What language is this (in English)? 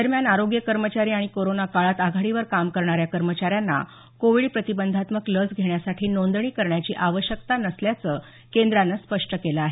Marathi